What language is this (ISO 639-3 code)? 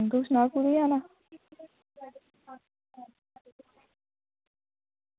doi